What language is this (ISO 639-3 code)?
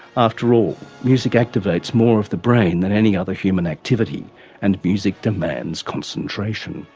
eng